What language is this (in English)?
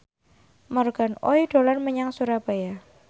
Javanese